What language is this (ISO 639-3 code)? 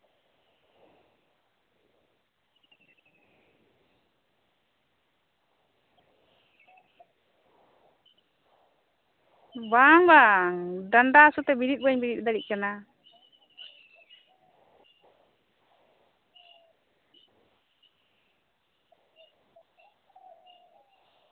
sat